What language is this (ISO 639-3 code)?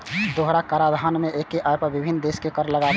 mai